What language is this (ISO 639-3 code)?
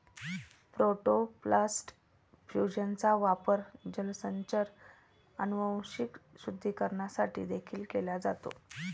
mar